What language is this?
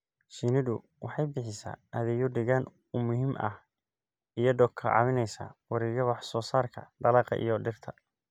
Somali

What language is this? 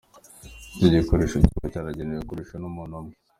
Kinyarwanda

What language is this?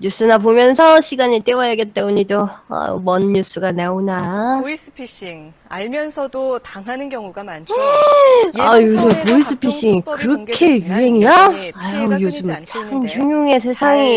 Korean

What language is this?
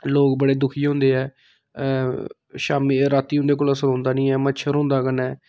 Dogri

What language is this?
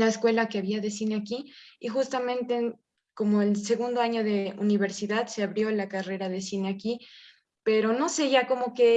Spanish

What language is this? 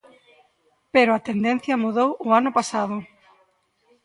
Galician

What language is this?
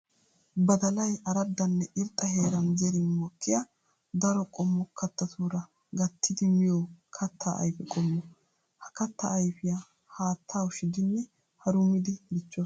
Wolaytta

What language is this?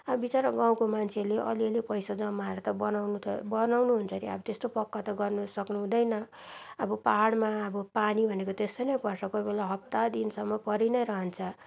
Nepali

